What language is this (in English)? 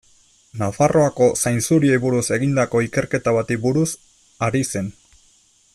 Basque